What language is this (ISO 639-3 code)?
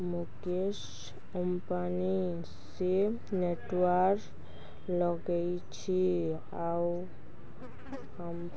ori